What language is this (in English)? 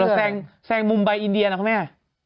Thai